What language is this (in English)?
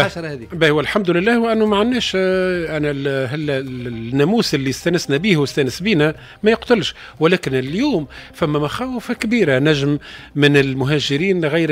Arabic